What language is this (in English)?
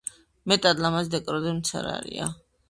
Georgian